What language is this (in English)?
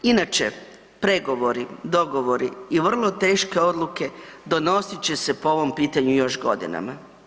Croatian